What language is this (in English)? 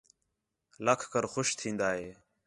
Khetrani